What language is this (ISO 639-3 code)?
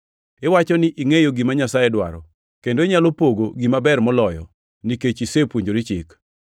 luo